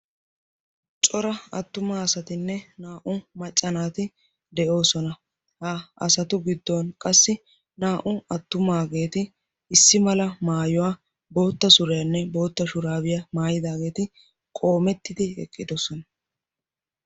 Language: Wolaytta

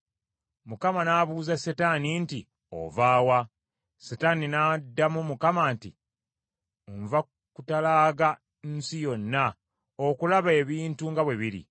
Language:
Ganda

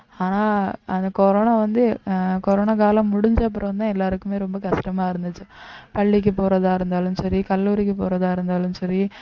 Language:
Tamil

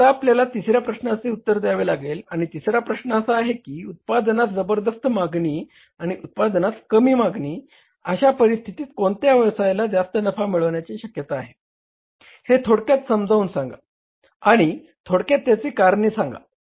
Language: Marathi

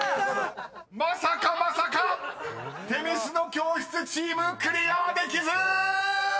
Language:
Japanese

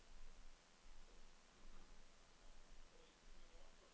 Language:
Norwegian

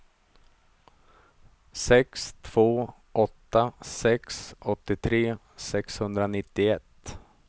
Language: Swedish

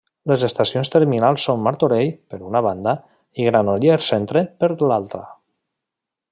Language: Catalan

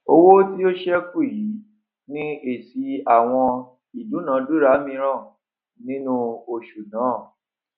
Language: Yoruba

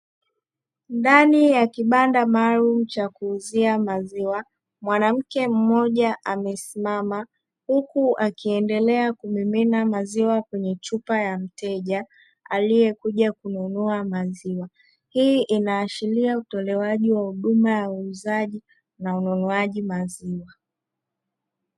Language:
Swahili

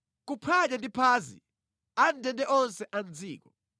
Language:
Nyanja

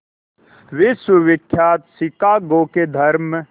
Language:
Hindi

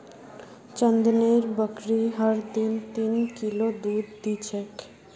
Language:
Magahi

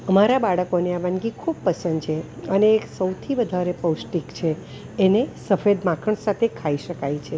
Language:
Gujarati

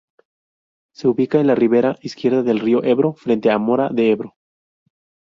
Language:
Spanish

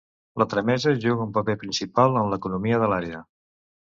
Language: Catalan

